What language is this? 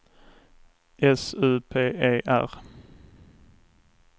Swedish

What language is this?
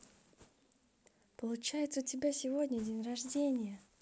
Russian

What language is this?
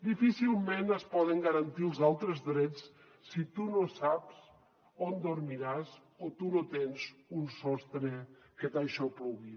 Catalan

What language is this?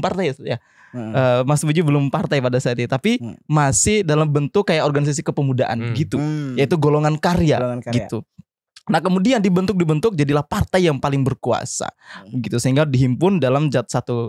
Indonesian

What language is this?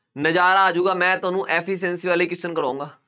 Punjabi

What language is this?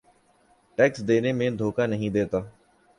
Urdu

